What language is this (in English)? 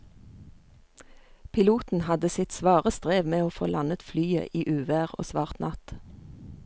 Norwegian